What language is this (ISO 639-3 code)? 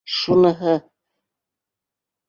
bak